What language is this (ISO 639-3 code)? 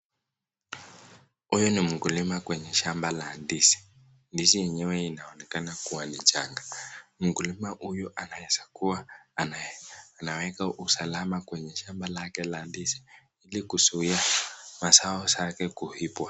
swa